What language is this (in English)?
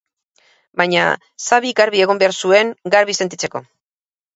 Basque